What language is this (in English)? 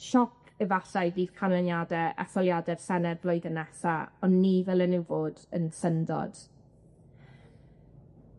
Welsh